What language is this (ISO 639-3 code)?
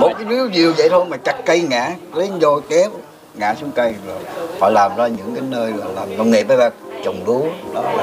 vie